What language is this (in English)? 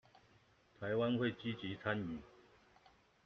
Chinese